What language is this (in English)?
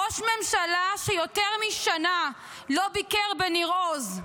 Hebrew